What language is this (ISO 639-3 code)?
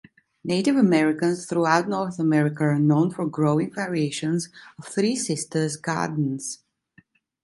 eng